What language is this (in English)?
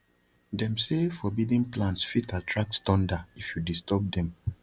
Nigerian Pidgin